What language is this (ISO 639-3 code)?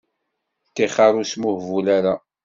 kab